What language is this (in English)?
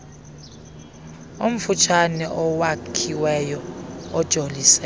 Xhosa